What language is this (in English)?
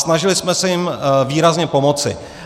Czech